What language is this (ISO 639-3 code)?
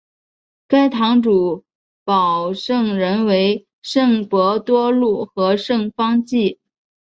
zho